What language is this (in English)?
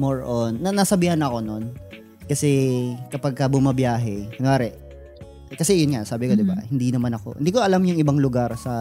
Filipino